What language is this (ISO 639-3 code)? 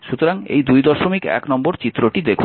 ben